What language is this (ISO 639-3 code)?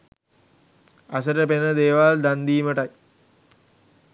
sin